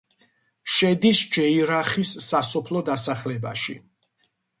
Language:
Georgian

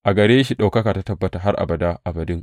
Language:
Hausa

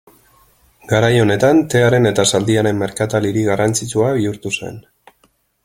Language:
Basque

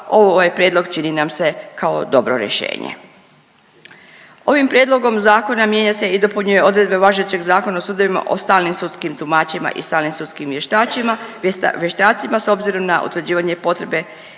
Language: Croatian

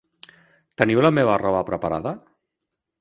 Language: Catalan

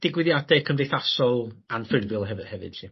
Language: Welsh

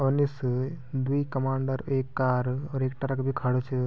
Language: Garhwali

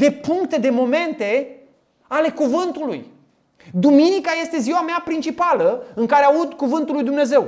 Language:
Romanian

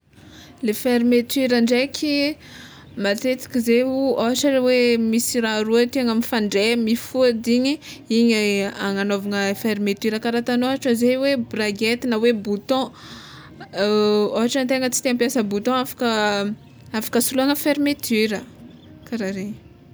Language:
Tsimihety Malagasy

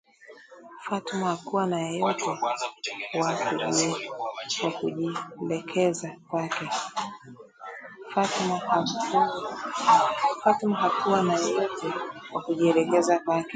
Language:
Swahili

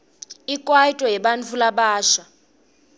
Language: Swati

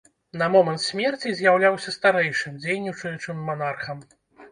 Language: Belarusian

